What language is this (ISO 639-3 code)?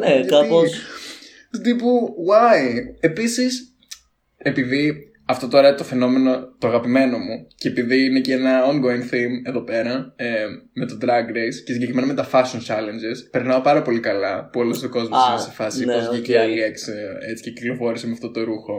ell